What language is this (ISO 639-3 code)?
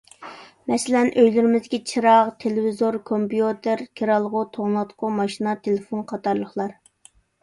uig